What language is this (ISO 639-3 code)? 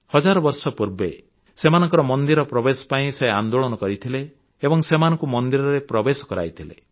ori